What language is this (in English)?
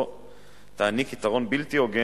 Hebrew